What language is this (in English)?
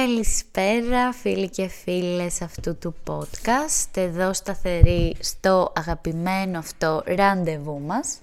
Greek